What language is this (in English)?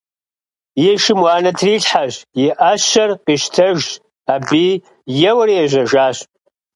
Kabardian